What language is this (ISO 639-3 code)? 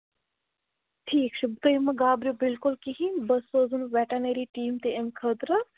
kas